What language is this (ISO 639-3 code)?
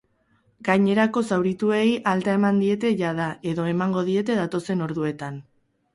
eus